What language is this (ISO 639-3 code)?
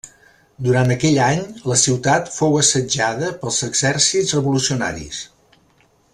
cat